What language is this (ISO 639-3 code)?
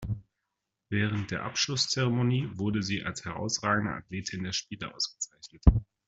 deu